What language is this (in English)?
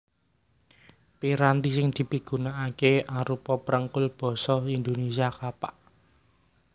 Javanese